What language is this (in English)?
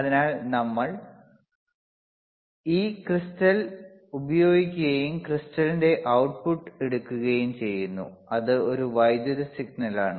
Malayalam